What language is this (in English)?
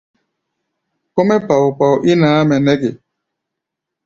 Gbaya